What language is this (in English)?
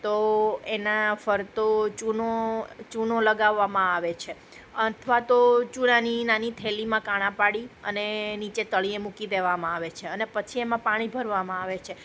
Gujarati